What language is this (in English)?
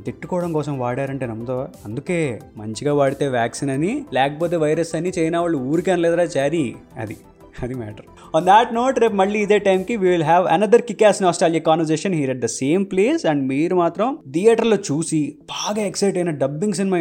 Telugu